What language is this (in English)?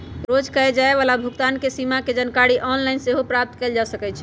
Magahi